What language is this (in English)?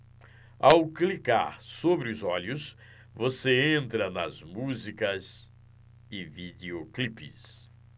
Portuguese